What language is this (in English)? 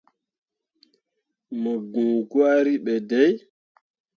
Mundang